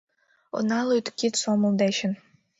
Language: Mari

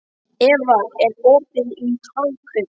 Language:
Icelandic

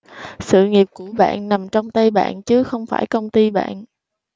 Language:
Vietnamese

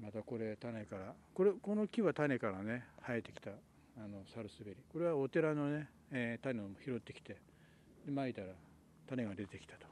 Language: Japanese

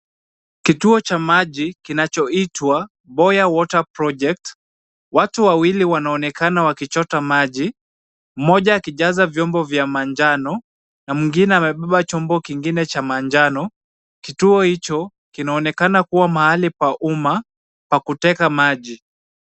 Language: Swahili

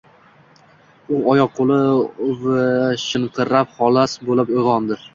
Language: Uzbek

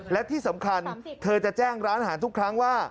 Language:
Thai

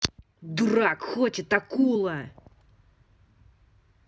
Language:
Russian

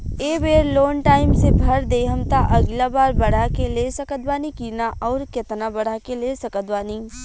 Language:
Bhojpuri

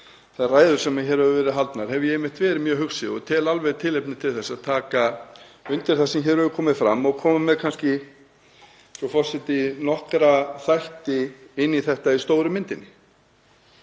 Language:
Icelandic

